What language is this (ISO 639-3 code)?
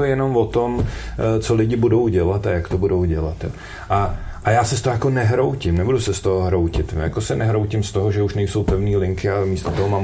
ces